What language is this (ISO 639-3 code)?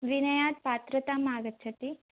san